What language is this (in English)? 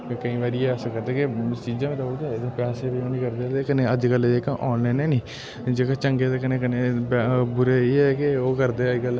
Dogri